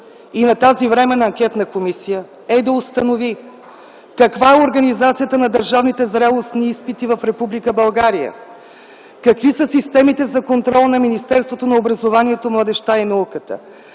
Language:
Bulgarian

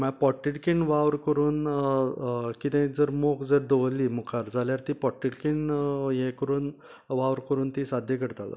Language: Konkani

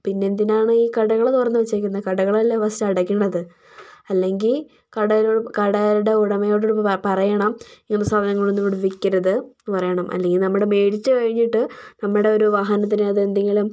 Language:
Malayalam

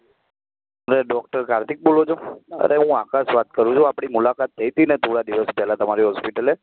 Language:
Gujarati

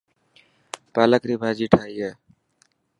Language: Dhatki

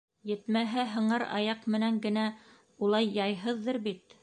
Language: Bashkir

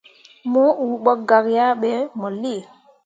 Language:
Mundang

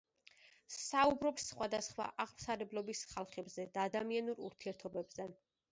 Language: Georgian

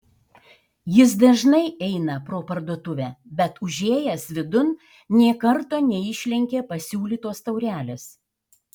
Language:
Lithuanian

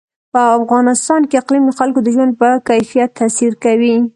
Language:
Pashto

